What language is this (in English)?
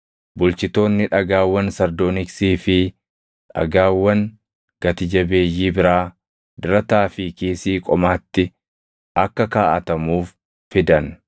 Oromo